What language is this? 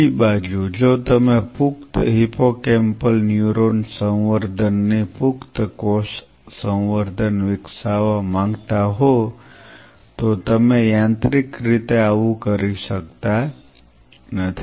Gujarati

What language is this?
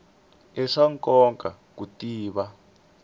Tsonga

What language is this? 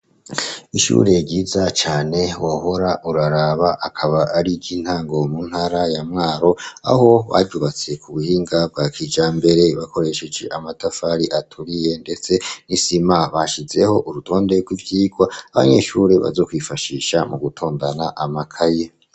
Rundi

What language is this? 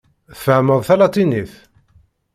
Kabyle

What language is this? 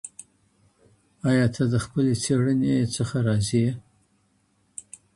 Pashto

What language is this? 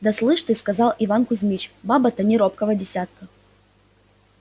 Russian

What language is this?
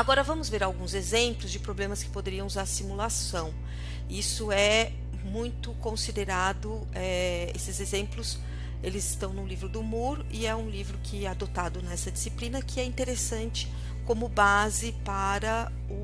Portuguese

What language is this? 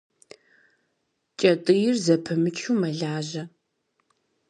Kabardian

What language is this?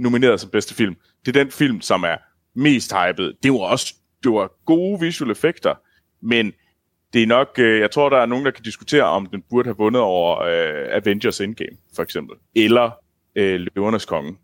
Danish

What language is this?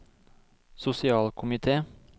Norwegian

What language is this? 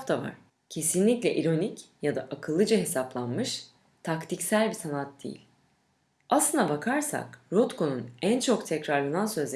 Turkish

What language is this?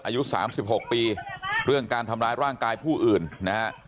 Thai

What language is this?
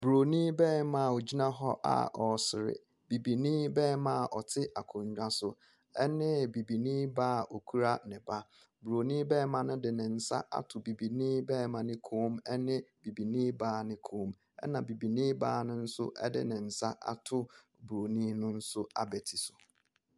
Akan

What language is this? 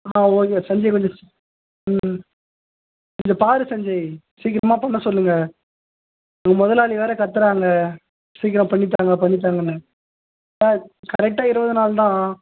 Tamil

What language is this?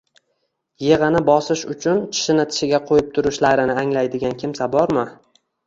Uzbek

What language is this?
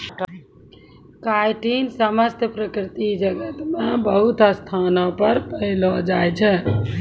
Maithili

